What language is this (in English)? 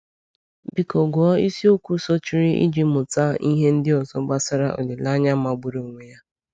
Igbo